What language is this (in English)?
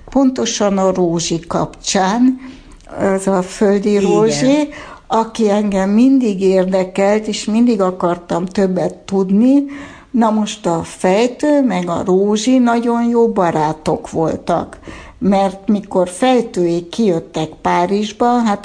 Hungarian